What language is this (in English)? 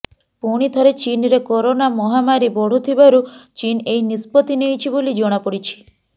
Odia